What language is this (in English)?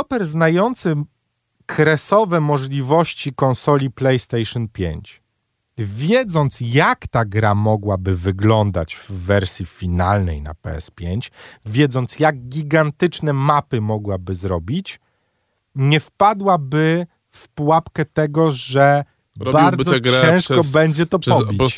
Polish